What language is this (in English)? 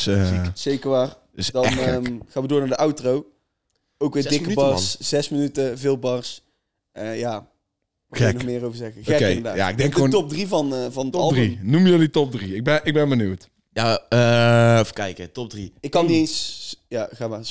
Dutch